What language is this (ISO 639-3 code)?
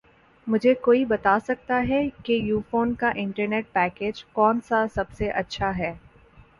urd